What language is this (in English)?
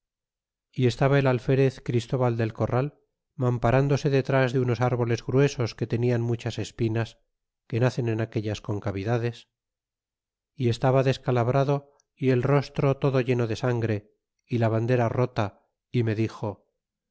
Spanish